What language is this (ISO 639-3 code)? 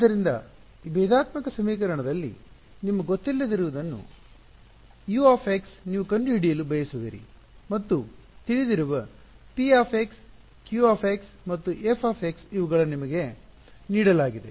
kan